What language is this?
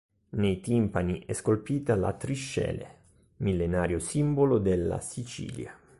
Italian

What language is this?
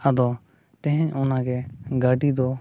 Santali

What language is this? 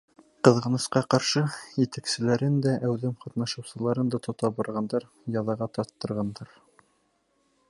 Bashkir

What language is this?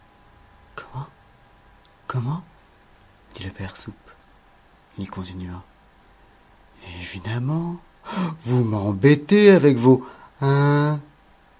French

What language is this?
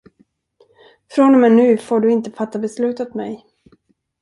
Swedish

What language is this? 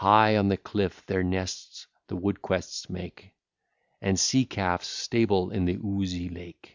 English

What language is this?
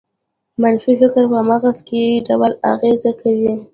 Pashto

